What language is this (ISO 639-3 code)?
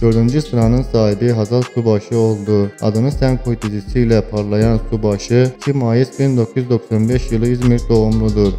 tur